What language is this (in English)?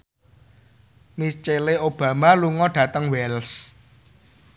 Javanese